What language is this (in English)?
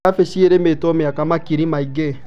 Kikuyu